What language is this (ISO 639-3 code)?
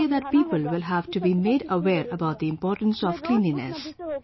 eng